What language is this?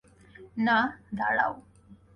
Bangla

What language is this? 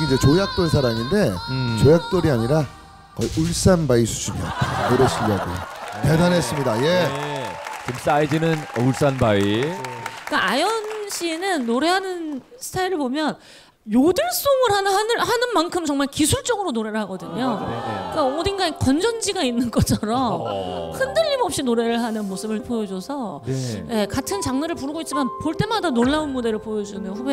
Korean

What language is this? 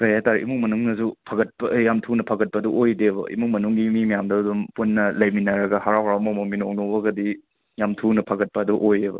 Manipuri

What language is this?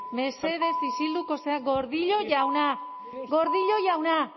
Basque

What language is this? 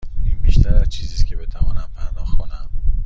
Persian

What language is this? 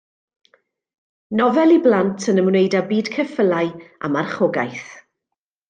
Welsh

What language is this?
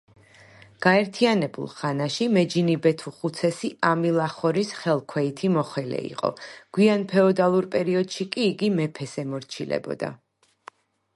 Georgian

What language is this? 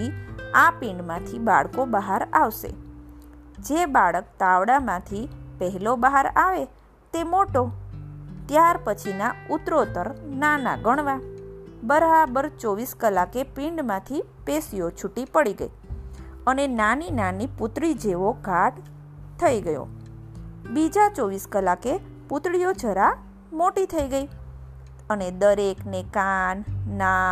Gujarati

